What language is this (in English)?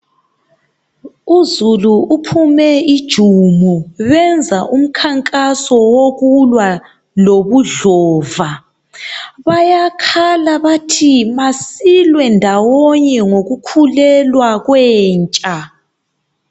North Ndebele